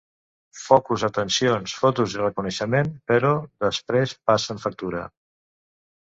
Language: Catalan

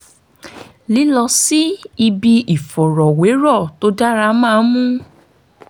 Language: Yoruba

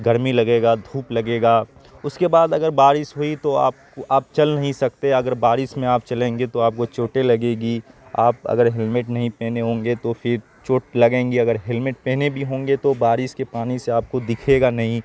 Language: Urdu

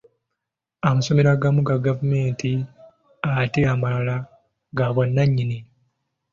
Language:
Ganda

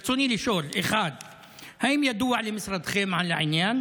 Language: Hebrew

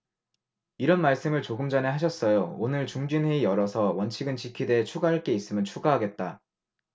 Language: Korean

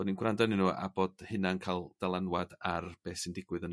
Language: Welsh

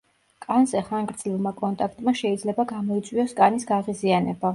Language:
Georgian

